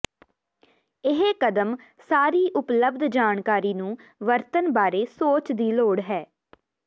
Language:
Punjabi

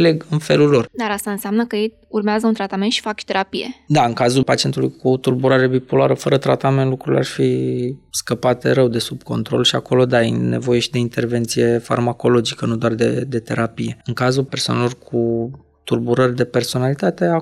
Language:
Romanian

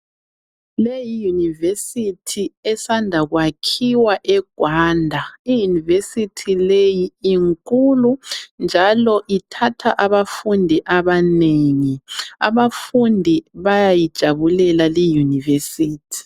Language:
North Ndebele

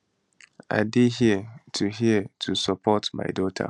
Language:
Nigerian Pidgin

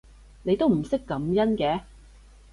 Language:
Cantonese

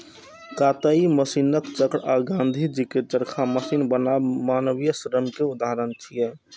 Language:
Maithili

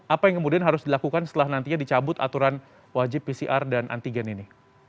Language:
Indonesian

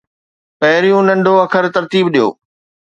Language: Sindhi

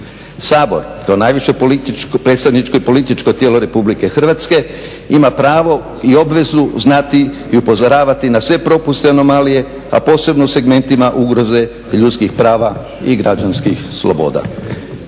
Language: Croatian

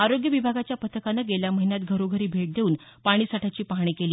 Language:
Marathi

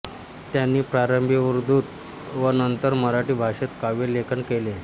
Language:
Marathi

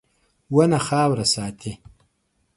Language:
Pashto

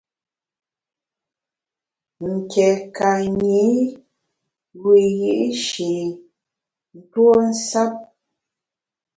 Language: Bamun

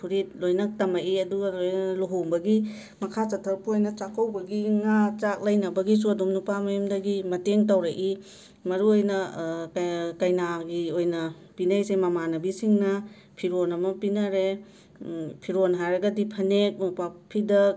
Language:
Manipuri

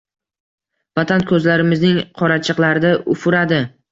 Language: Uzbek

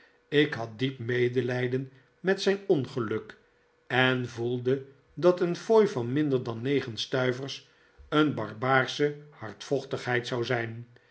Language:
Dutch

